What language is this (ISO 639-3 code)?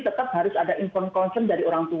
ind